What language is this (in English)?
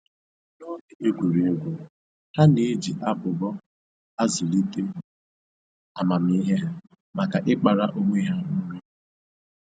Igbo